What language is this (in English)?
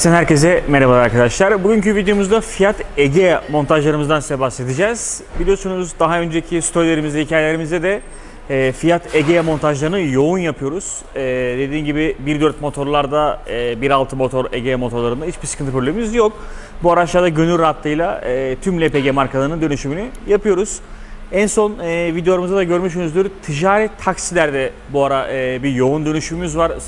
Turkish